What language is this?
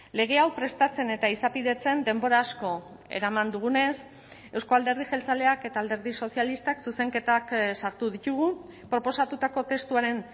Basque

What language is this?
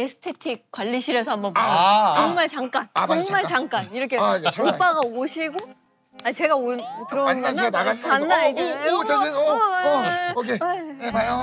Korean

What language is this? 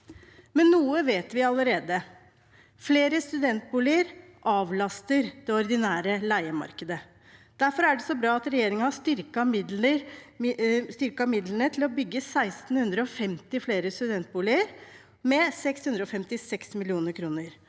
Norwegian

